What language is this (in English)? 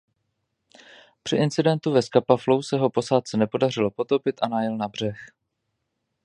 Czech